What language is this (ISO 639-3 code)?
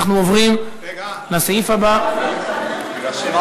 heb